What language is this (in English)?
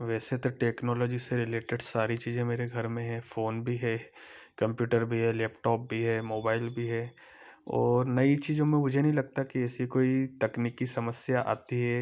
Hindi